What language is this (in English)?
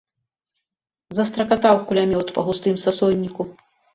Belarusian